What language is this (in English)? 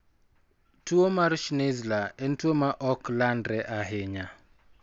Luo (Kenya and Tanzania)